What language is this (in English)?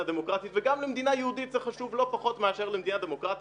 Hebrew